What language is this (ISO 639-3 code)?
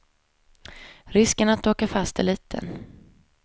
swe